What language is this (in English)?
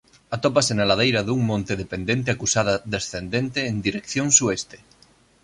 Galician